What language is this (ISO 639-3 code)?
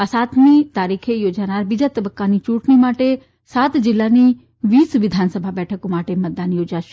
guj